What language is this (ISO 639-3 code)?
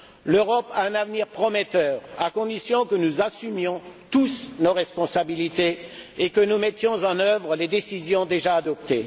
fra